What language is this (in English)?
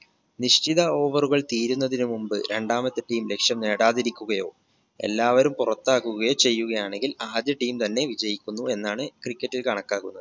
Malayalam